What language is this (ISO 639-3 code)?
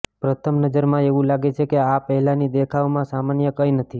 guj